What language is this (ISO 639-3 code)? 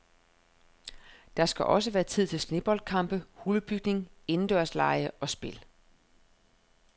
dan